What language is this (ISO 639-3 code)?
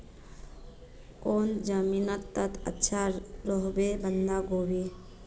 mag